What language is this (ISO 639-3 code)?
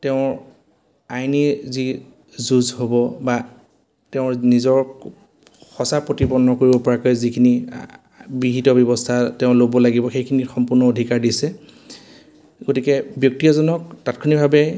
asm